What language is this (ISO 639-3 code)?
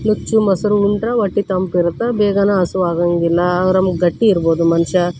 kan